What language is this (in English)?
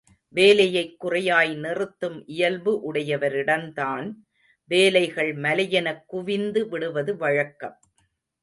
Tamil